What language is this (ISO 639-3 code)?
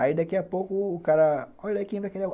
por